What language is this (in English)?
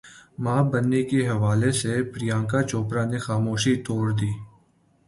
Urdu